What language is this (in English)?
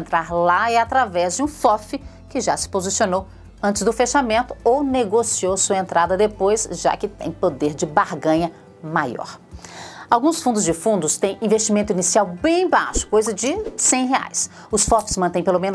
Portuguese